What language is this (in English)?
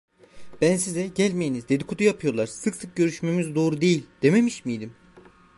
Turkish